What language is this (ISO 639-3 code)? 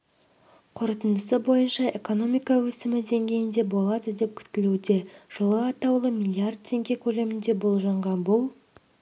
kaz